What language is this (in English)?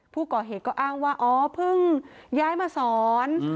Thai